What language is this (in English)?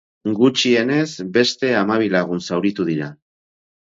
Basque